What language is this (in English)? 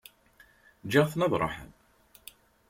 Kabyle